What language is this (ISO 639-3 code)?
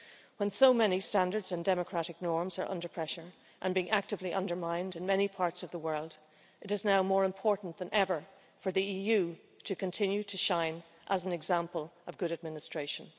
eng